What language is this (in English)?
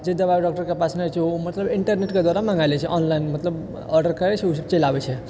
Maithili